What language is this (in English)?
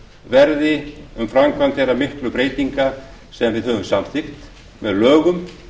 Icelandic